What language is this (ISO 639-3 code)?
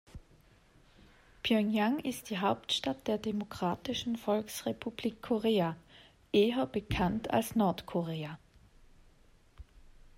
deu